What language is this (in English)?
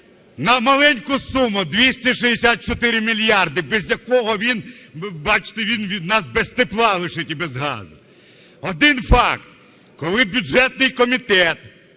Ukrainian